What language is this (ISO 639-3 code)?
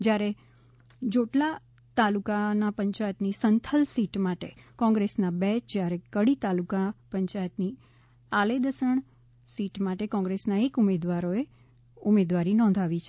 guj